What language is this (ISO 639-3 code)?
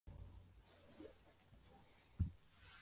swa